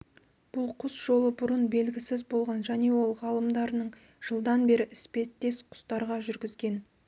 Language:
Kazakh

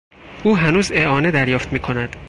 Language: Persian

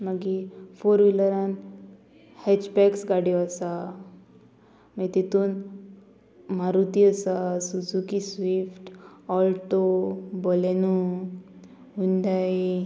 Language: Konkani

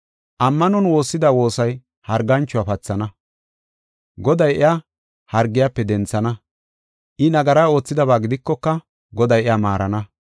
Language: Gofa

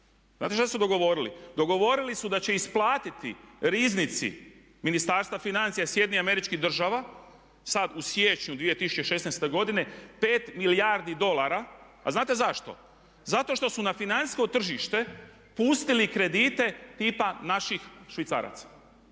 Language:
Croatian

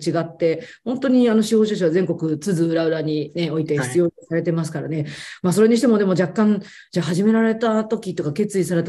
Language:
Japanese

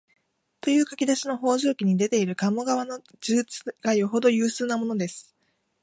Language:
Japanese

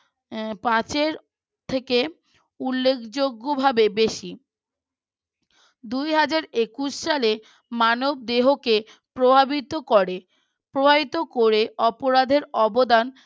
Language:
Bangla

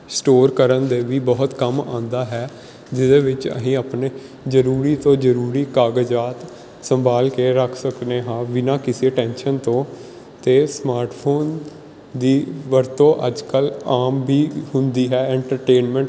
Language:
Punjabi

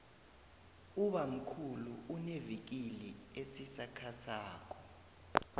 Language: South Ndebele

